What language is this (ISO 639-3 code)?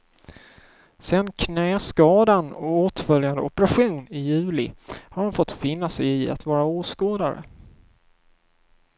swe